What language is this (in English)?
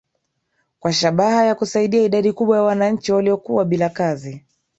Swahili